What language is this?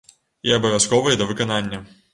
Belarusian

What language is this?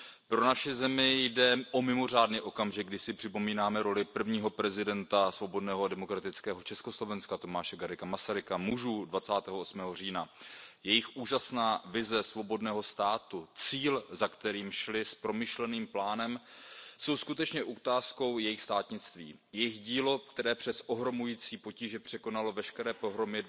Czech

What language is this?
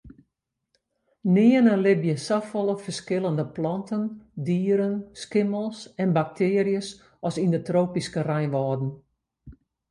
Western Frisian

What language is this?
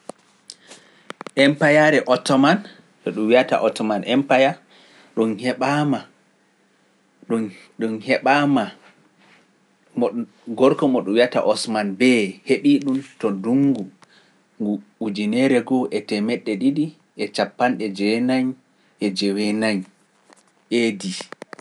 Pular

